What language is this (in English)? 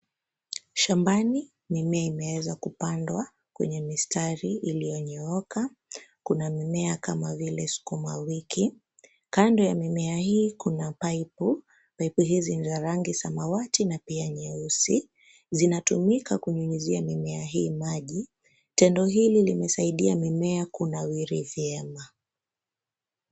Swahili